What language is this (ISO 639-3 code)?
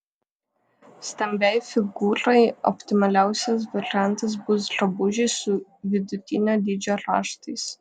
lit